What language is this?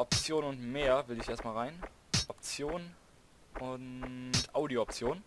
German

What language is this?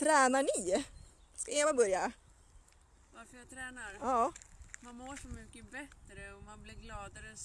Swedish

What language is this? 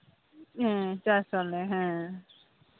Santali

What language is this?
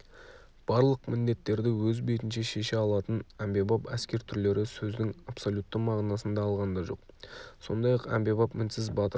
Kazakh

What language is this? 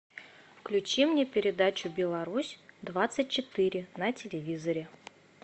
Russian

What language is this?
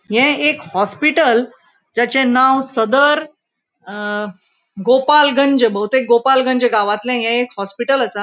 Konkani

